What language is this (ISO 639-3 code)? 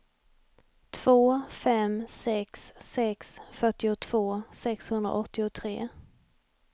swe